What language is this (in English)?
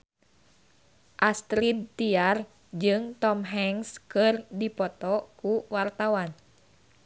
Sundanese